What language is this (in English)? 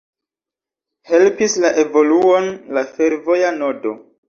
Esperanto